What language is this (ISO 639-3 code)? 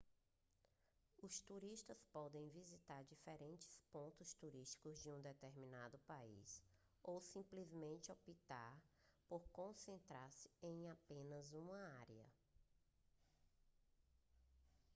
por